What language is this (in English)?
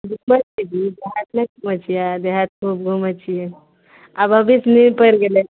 Maithili